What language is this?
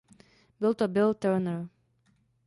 Czech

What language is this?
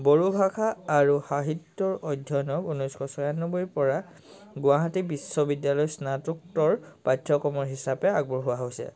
Assamese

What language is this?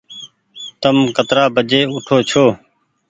Goaria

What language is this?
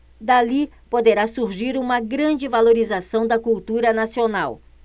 Portuguese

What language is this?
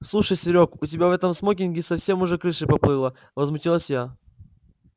Russian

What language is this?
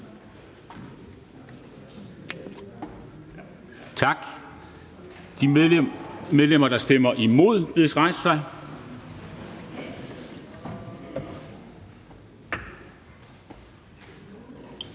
Danish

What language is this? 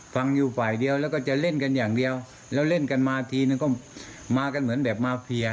Thai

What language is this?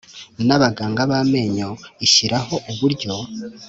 Kinyarwanda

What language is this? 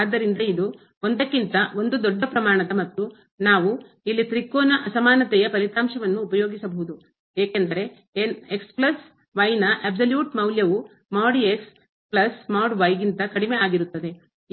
Kannada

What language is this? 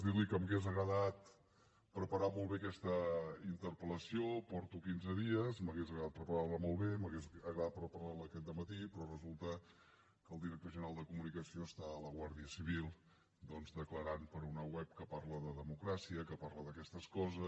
Catalan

